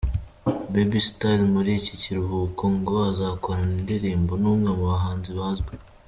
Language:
Kinyarwanda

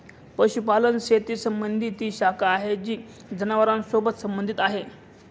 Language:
Marathi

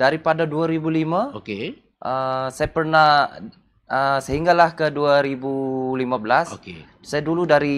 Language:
Malay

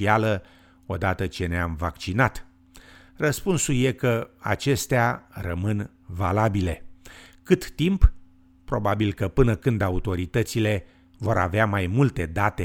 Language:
Romanian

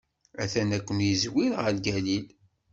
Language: Kabyle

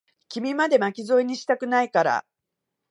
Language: Japanese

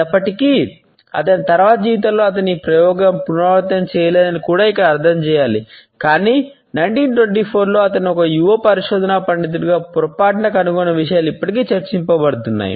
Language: Telugu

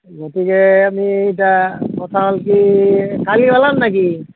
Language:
Assamese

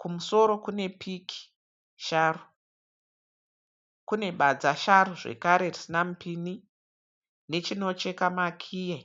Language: Shona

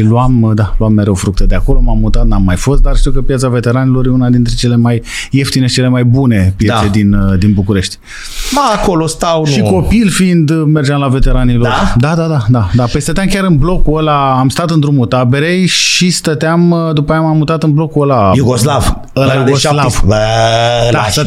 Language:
Romanian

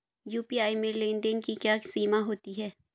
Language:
Hindi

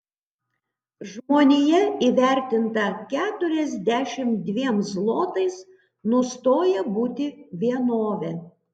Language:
Lithuanian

